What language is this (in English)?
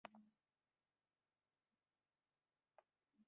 Kabyle